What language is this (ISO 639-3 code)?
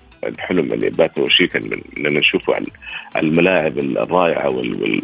ara